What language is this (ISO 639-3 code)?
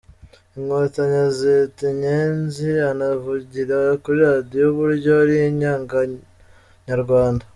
kin